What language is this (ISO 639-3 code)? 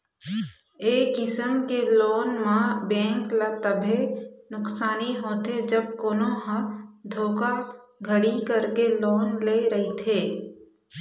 hne